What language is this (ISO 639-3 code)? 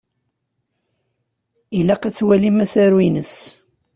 kab